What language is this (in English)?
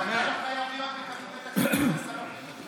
Hebrew